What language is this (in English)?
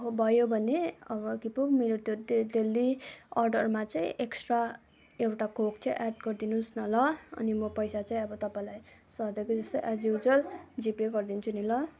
Nepali